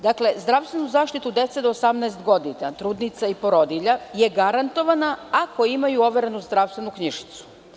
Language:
Serbian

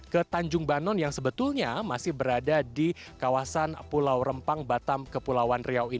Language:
Indonesian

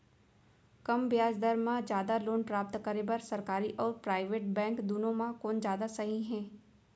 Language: Chhattisgarhi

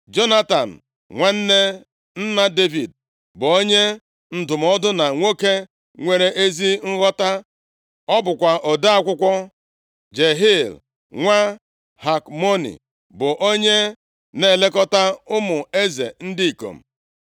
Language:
Igbo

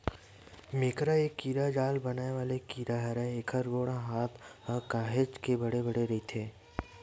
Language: Chhattisgarhi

